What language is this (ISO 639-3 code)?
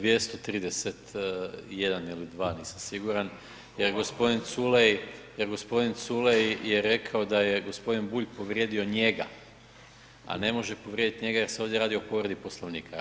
hrv